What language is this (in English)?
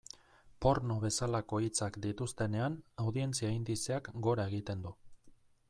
Basque